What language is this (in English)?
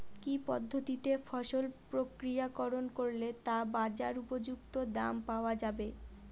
Bangla